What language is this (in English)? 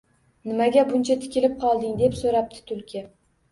Uzbek